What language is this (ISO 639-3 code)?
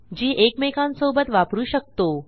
mar